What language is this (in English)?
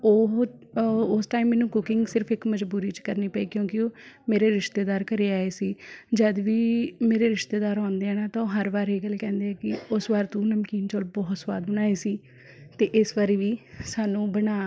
Punjabi